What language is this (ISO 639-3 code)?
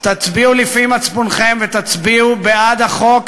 heb